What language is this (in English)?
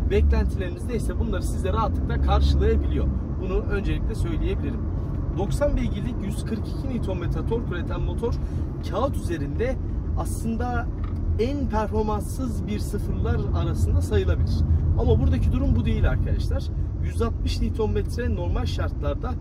Turkish